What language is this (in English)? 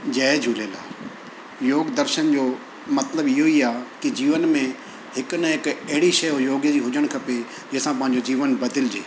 Sindhi